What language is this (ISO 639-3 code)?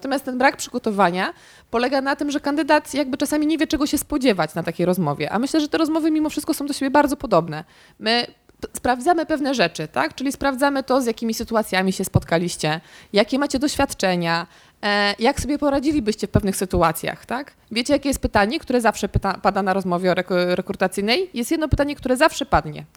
pol